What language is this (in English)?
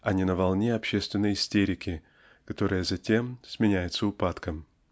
Russian